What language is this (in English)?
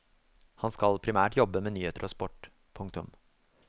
Norwegian